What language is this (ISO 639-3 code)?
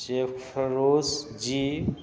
mai